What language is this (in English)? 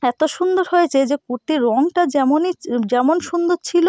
Bangla